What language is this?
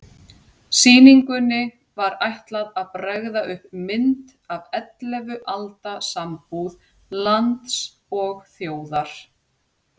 Icelandic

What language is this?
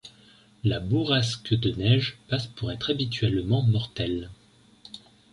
French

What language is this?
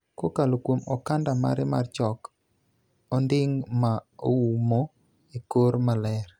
Luo (Kenya and Tanzania)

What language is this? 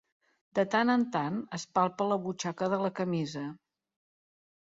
Catalan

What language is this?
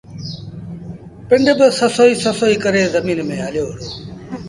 Sindhi Bhil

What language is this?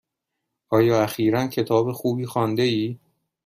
Persian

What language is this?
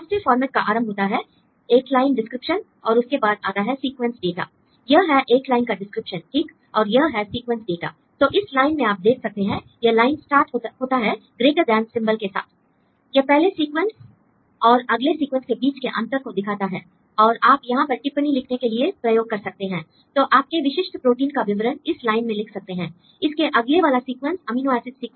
Hindi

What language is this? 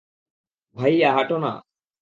Bangla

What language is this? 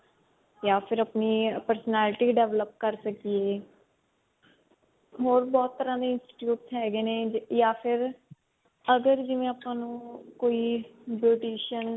Punjabi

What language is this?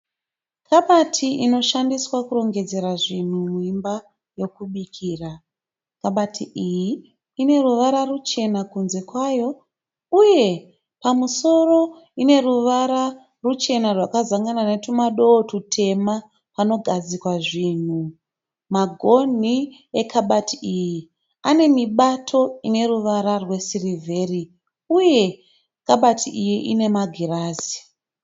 Shona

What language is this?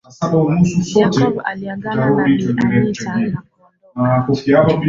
Swahili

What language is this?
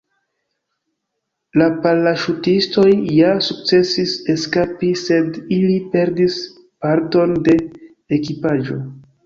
Esperanto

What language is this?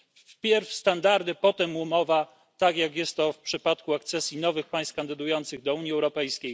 Polish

